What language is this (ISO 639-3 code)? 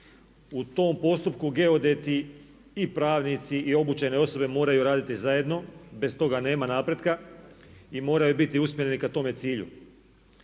hrv